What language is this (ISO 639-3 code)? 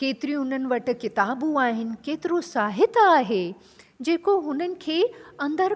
snd